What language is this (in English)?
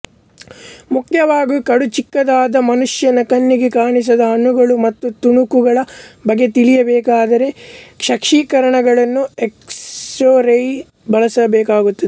Kannada